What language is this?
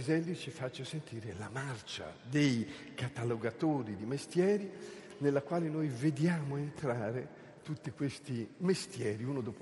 Italian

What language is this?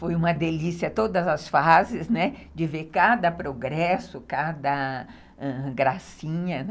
Portuguese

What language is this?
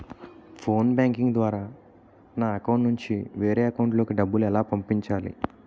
Telugu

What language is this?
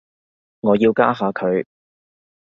Cantonese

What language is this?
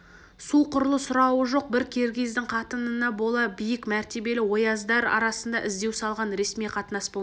Kazakh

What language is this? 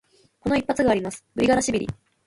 Japanese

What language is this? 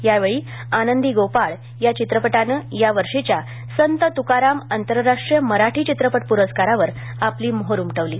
Marathi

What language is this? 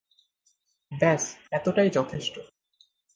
Bangla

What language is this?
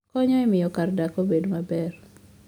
Luo (Kenya and Tanzania)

